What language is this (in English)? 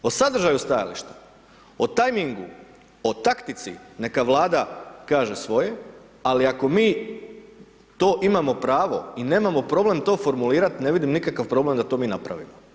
Croatian